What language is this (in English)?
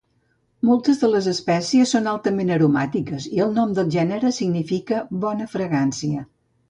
Catalan